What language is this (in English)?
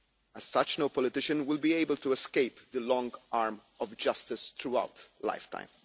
English